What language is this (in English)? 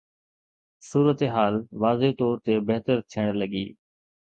Sindhi